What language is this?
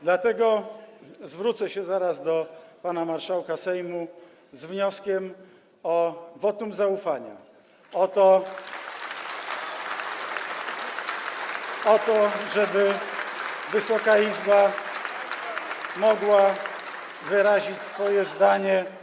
Polish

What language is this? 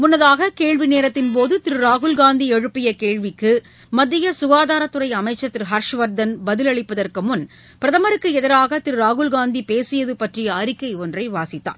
Tamil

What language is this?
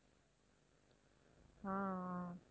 Tamil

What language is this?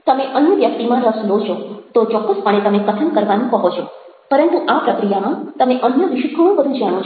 Gujarati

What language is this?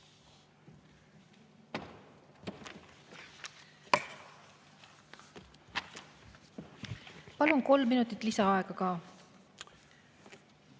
Estonian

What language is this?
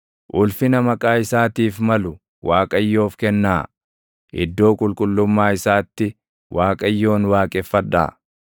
Oromo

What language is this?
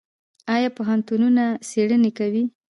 Pashto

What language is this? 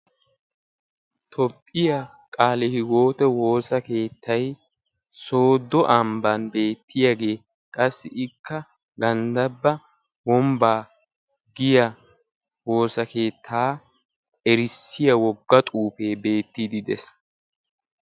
Wolaytta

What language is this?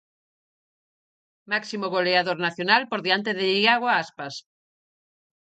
Galician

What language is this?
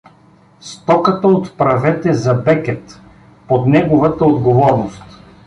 Bulgarian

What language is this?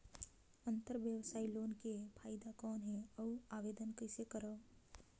Chhattisgarhi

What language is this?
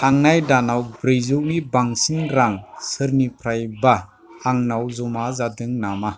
Bodo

